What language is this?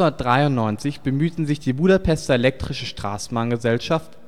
German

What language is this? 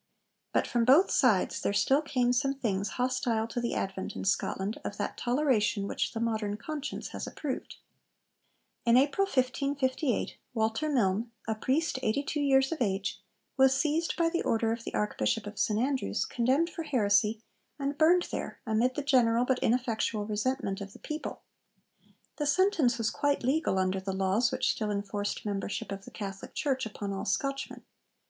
English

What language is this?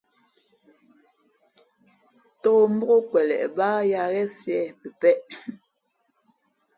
Fe'fe'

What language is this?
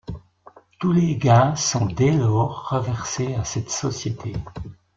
French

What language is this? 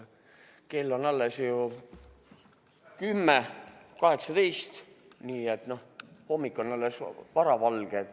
Estonian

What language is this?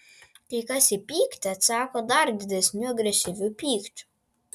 Lithuanian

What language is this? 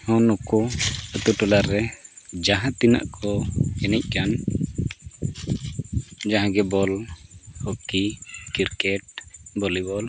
Santali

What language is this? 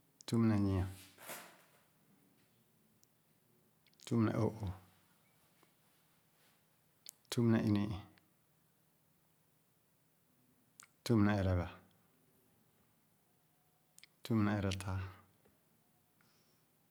Khana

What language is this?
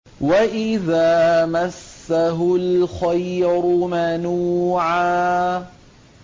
Arabic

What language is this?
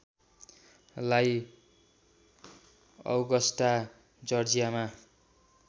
Nepali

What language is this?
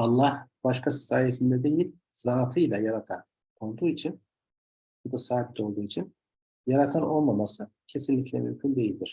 Turkish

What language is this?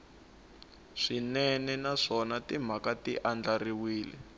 Tsonga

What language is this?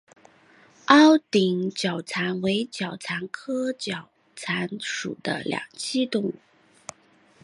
Chinese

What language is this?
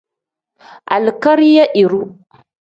Tem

